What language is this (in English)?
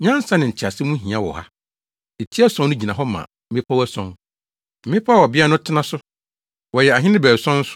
Akan